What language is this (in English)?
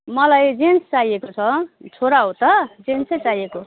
Nepali